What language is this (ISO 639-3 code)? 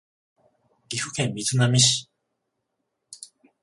jpn